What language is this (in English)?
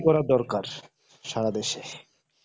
Bangla